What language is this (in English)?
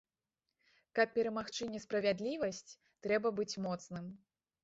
Belarusian